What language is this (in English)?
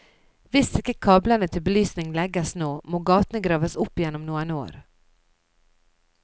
Norwegian